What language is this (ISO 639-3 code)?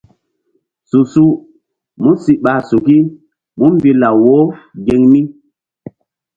mdd